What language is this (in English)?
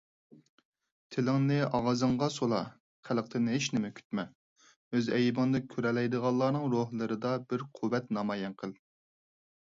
Uyghur